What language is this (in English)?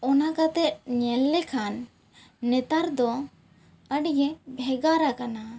Santali